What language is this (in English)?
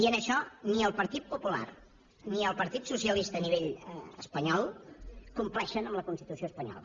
Catalan